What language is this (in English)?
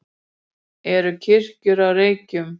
Icelandic